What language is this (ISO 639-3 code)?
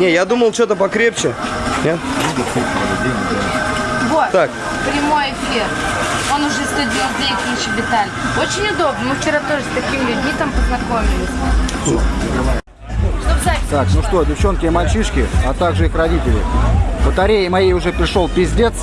rus